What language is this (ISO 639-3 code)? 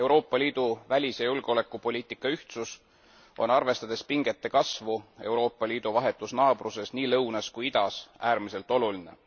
est